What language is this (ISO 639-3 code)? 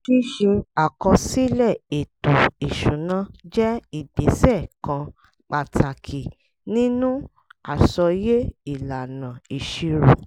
yor